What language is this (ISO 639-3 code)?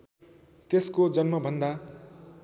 nep